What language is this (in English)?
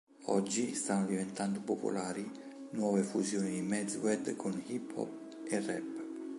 Italian